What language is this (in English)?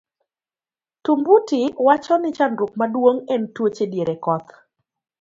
Luo (Kenya and Tanzania)